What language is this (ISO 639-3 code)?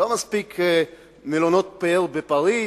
heb